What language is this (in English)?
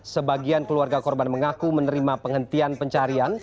Indonesian